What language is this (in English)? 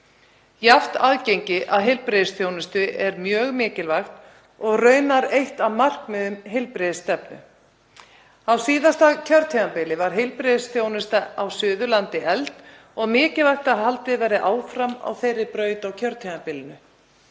Icelandic